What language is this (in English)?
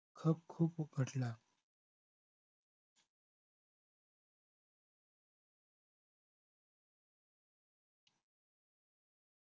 Marathi